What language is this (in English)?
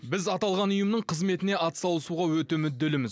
Kazakh